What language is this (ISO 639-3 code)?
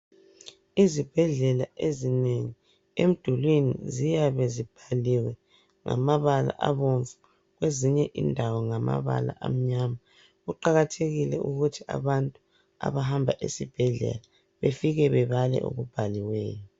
nde